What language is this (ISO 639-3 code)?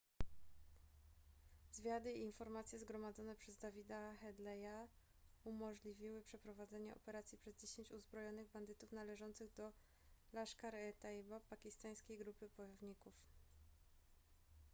pol